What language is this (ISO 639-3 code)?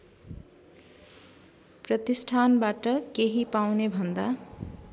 nep